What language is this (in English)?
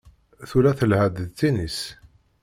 Kabyle